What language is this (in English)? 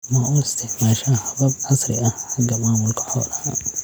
Somali